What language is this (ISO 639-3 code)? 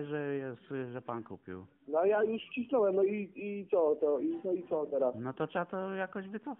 pol